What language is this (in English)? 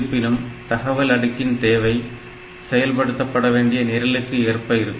Tamil